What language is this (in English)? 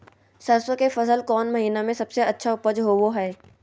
Magahi